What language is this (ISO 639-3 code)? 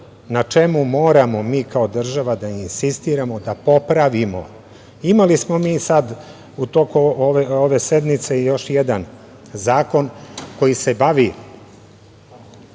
srp